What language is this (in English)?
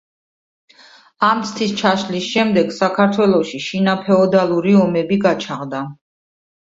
Georgian